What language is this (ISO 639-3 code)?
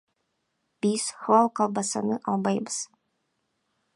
kir